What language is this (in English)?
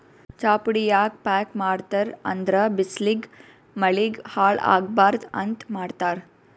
Kannada